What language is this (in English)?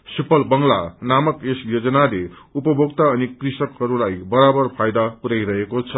Nepali